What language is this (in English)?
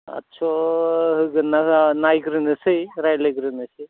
Bodo